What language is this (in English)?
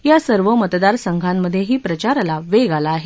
Marathi